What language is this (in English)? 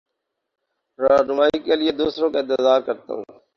Urdu